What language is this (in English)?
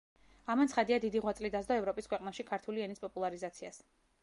Georgian